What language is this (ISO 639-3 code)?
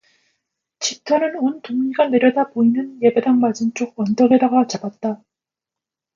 kor